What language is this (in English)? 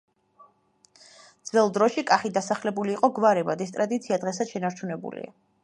Georgian